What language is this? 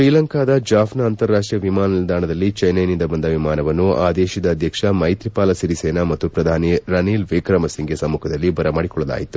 Kannada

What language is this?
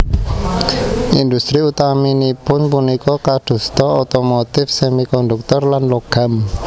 Javanese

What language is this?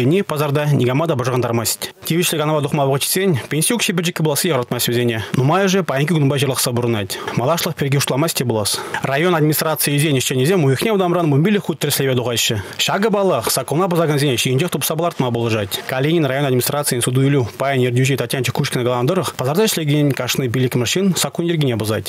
Russian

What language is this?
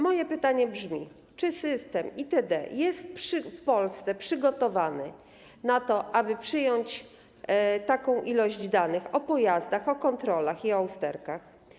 Polish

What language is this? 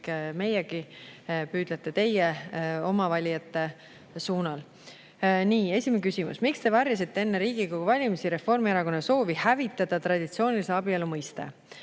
Estonian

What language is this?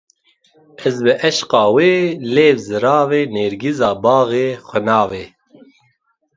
Kurdish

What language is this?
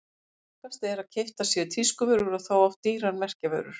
Icelandic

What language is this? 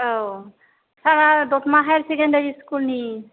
Bodo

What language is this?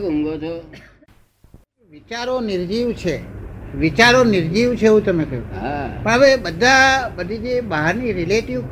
Gujarati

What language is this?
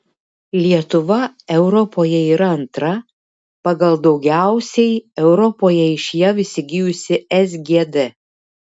Lithuanian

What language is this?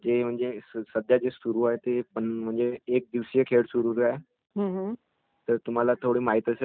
Marathi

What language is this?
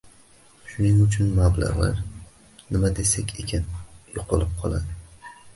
Uzbek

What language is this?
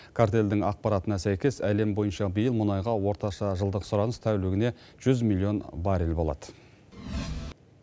Kazakh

